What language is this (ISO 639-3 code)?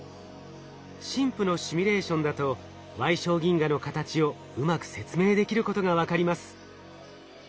jpn